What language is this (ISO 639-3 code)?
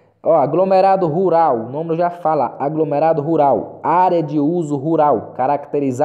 por